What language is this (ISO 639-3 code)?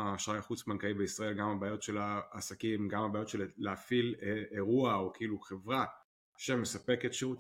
heb